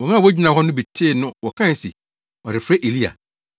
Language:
Akan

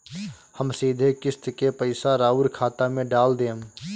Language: Bhojpuri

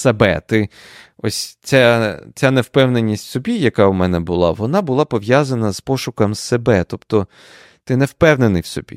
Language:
Ukrainian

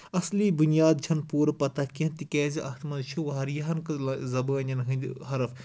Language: Kashmiri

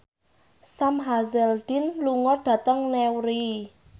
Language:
Javanese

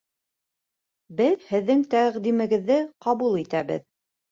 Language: Bashkir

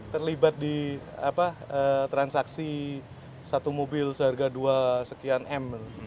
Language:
Indonesian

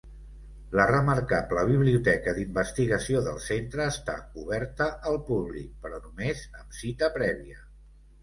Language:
Catalan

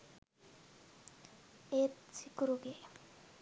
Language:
Sinhala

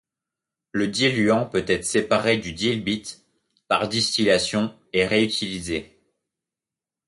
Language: French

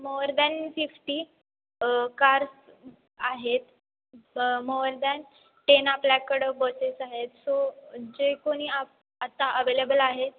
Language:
Marathi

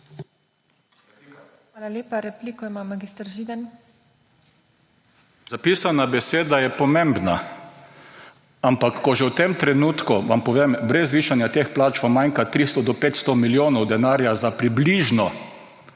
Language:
Slovenian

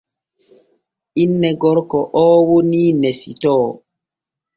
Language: Borgu Fulfulde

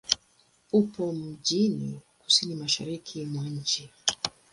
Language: Swahili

